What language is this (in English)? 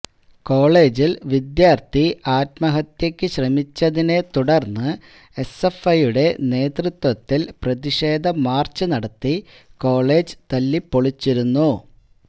Malayalam